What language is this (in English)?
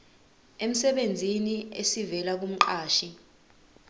Zulu